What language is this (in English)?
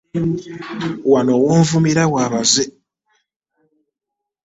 Ganda